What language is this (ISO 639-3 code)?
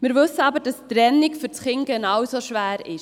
gsw